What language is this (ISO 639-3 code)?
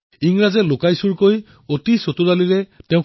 asm